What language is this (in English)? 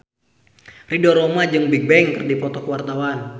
Sundanese